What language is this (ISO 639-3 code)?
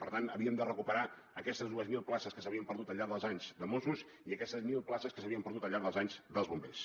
cat